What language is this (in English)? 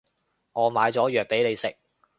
Cantonese